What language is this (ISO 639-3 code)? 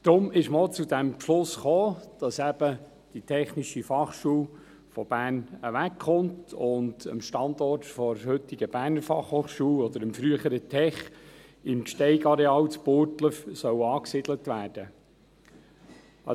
gsw